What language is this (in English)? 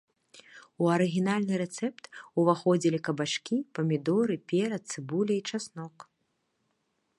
Belarusian